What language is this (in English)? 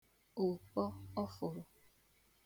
Igbo